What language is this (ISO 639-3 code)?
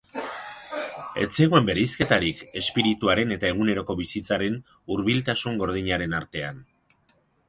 eus